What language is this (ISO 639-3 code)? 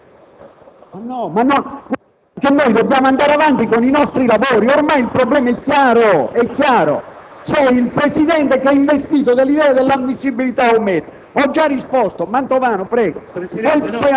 ita